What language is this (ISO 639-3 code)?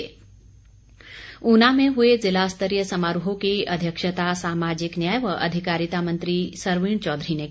hin